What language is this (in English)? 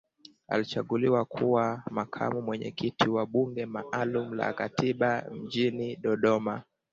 Swahili